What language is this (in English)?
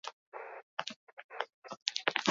Basque